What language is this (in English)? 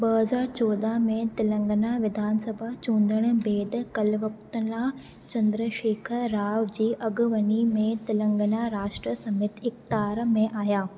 Sindhi